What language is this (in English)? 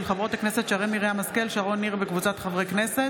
Hebrew